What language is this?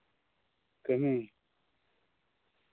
Santali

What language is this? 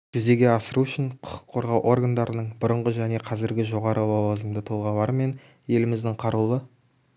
Kazakh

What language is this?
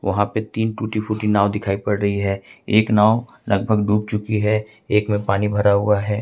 Hindi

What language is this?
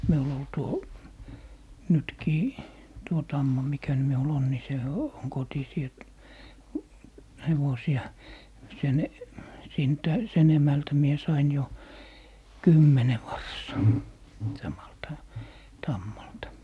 Finnish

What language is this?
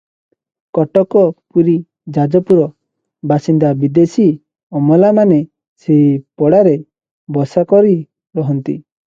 Odia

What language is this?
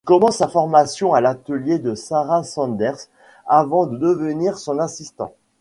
French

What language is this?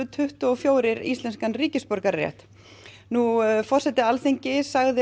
Icelandic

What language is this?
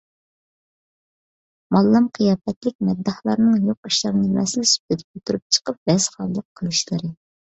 Uyghur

